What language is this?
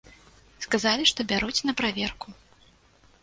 Belarusian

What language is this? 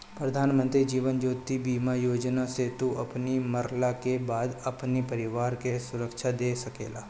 Bhojpuri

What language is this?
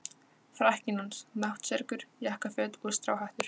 Icelandic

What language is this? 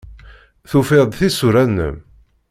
Kabyle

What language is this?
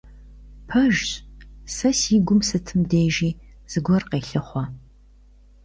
Kabardian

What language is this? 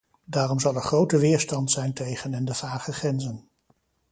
Dutch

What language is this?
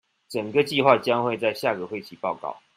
Chinese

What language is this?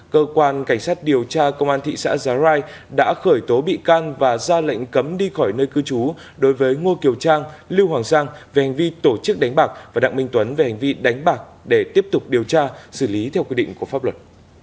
Vietnamese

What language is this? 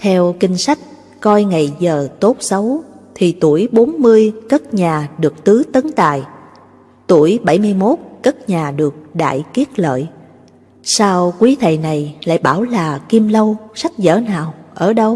Vietnamese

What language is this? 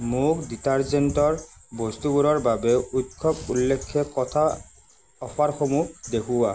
Assamese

